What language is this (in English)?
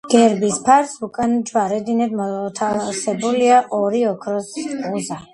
Georgian